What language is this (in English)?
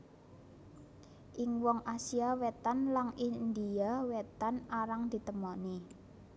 Javanese